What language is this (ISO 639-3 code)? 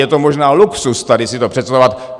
ces